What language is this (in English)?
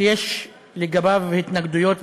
Hebrew